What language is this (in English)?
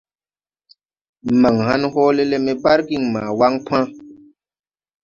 Tupuri